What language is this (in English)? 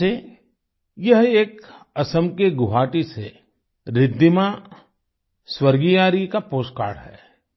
Hindi